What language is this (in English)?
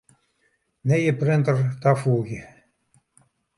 Western Frisian